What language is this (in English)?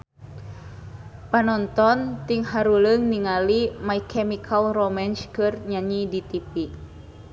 Sundanese